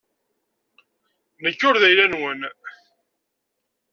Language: Kabyle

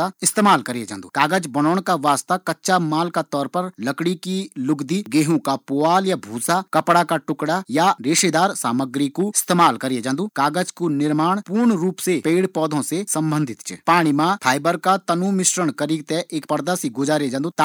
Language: Garhwali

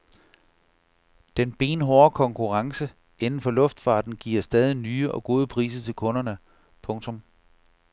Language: Danish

